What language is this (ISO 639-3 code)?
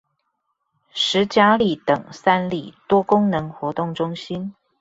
zho